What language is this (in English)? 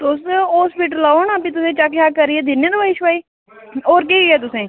Dogri